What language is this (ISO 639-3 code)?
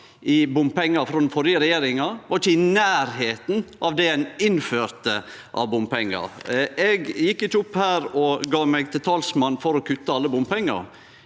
nor